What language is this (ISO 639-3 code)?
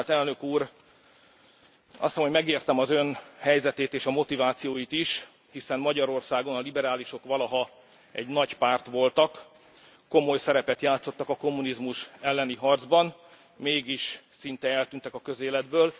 hun